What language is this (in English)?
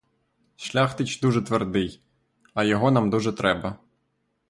Ukrainian